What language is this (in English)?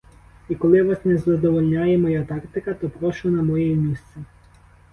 Ukrainian